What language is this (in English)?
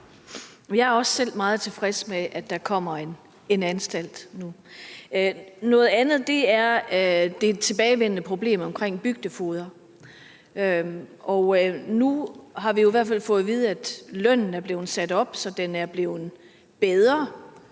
Danish